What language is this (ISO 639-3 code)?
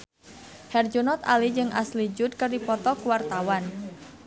sun